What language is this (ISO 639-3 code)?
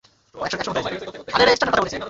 ben